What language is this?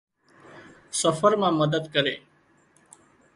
Wadiyara Koli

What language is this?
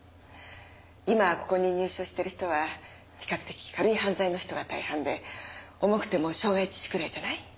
Japanese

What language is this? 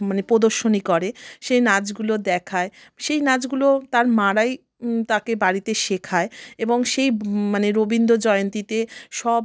Bangla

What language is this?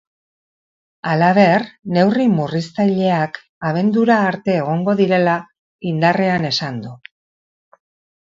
Basque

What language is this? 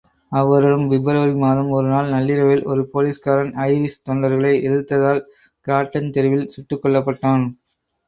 Tamil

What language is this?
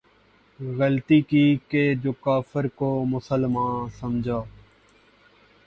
Urdu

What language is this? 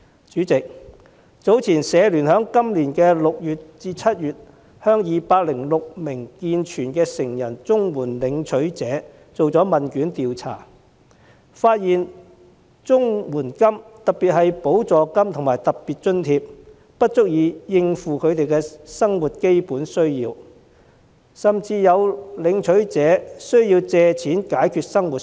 Cantonese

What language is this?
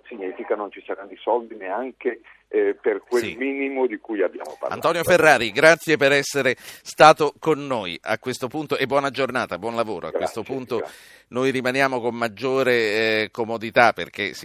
Italian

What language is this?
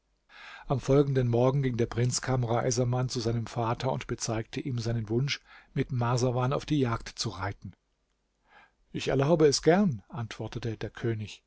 German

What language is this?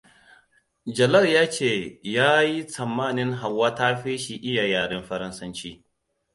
Hausa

